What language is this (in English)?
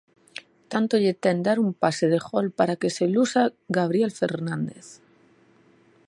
Galician